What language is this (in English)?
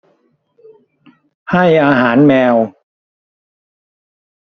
Thai